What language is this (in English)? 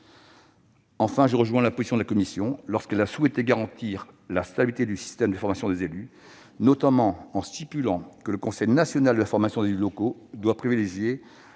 French